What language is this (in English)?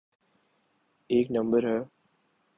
Urdu